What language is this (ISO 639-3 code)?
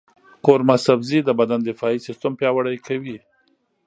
pus